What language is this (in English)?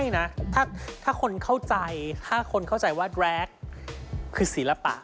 Thai